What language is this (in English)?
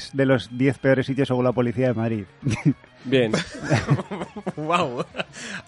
Spanish